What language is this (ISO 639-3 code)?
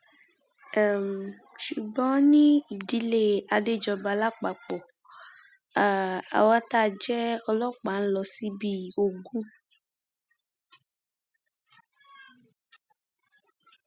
yor